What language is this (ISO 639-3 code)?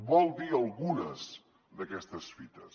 cat